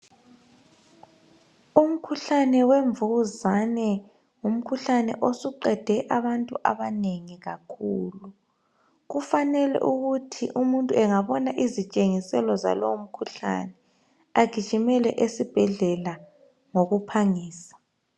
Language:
North Ndebele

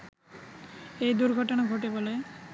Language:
Bangla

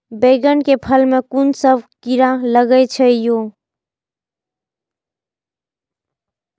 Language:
Maithili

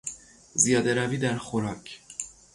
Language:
Persian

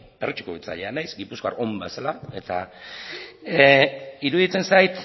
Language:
Basque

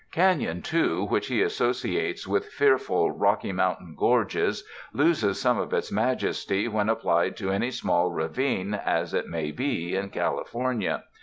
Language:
English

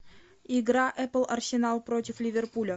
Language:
Russian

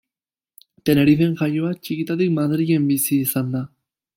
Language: Basque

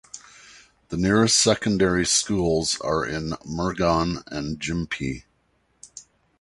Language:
English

